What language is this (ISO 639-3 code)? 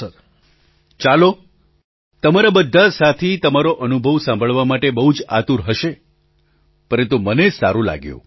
guj